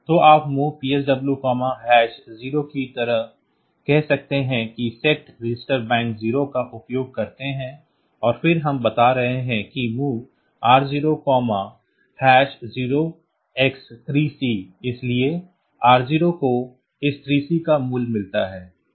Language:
Hindi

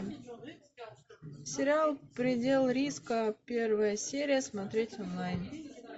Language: Russian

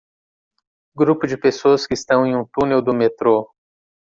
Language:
Portuguese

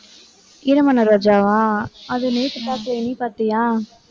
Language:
Tamil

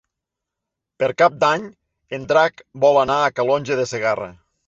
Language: Catalan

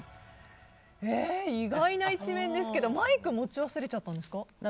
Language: Japanese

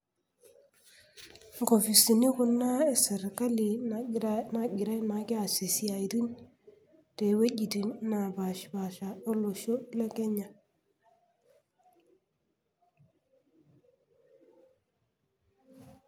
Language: Masai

